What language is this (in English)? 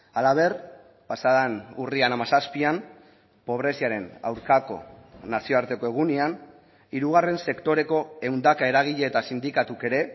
Basque